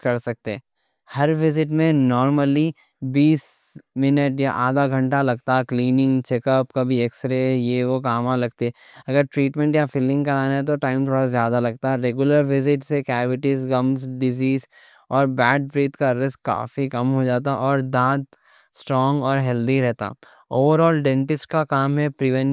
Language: Deccan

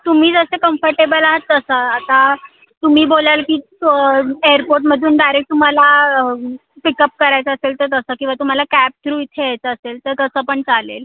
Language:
Marathi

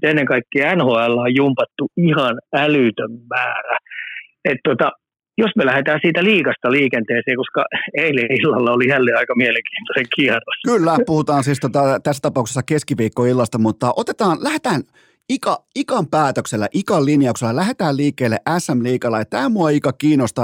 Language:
Finnish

